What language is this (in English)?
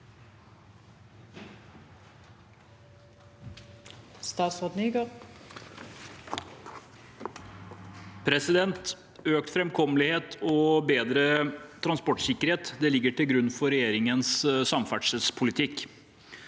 Norwegian